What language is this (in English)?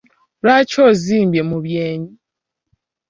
Ganda